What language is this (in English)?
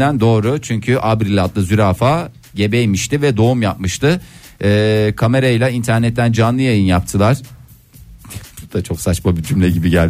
Turkish